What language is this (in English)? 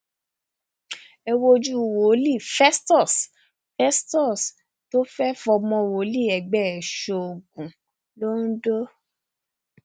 Yoruba